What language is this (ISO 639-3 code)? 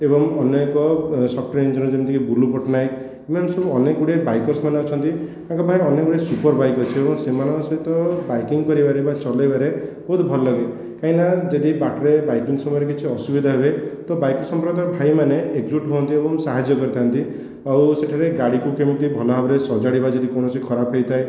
ori